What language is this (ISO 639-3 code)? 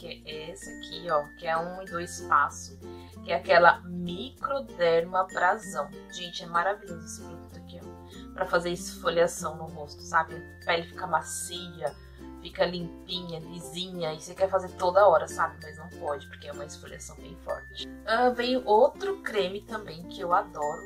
por